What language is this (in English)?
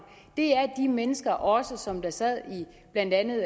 Danish